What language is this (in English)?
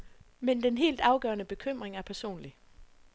Danish